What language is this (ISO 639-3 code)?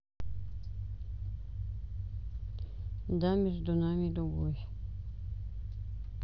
rus